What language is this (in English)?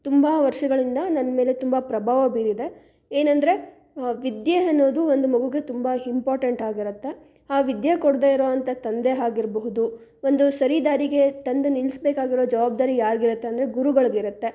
Kannada